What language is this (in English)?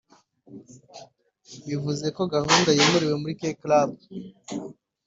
Kinyarwanda